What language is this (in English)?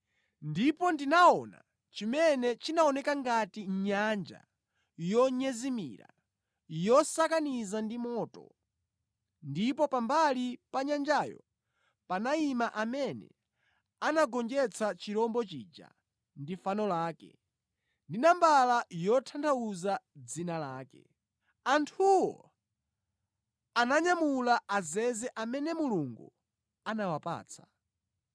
Nyanja